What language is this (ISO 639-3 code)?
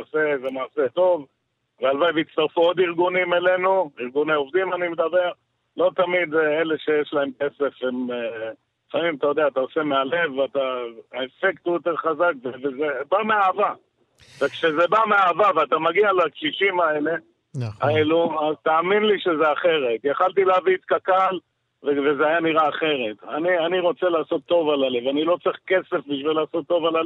heb